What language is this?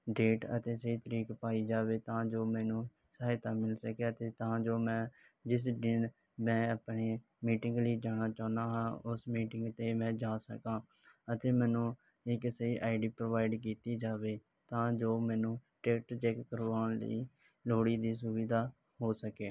Punjabi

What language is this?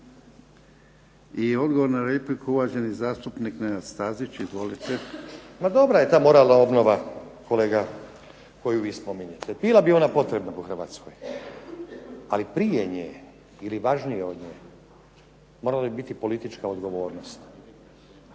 Croatian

